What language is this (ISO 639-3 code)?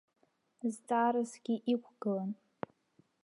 abk